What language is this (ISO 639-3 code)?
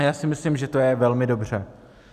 ces